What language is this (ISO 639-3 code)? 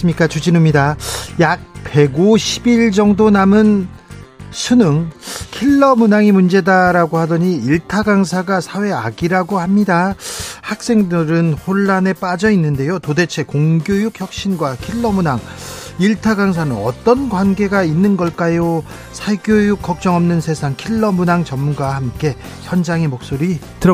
kor